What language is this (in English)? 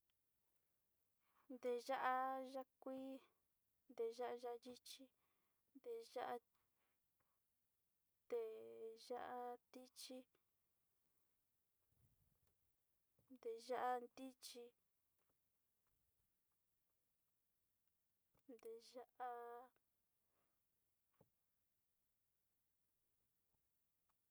Sinicahua Mixtec